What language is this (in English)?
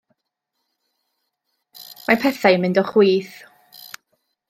Welsh